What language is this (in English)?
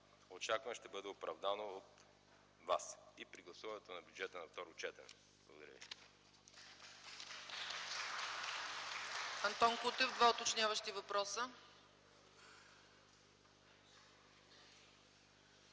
Bulgarian